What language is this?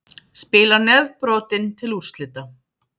Icelandic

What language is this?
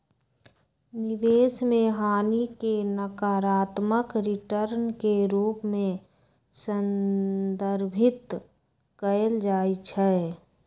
Magahi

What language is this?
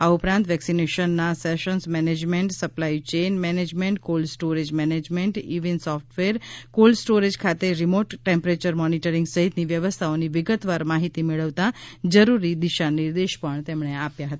Gujarati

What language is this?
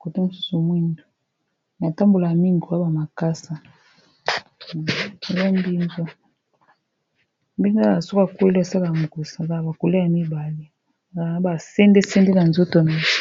Lingala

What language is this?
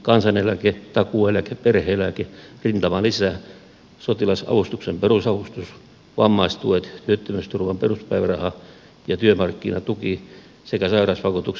Finnish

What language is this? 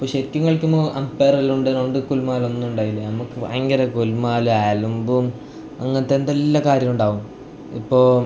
Malayalam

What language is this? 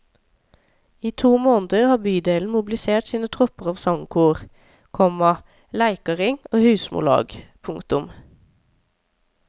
Norwegian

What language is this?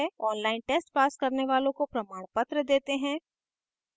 Hindi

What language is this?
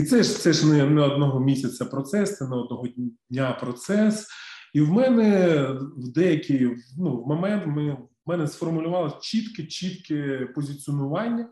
Ukrainian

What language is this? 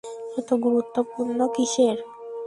Bangla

